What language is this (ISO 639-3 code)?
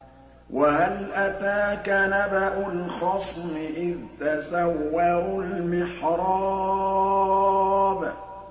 ara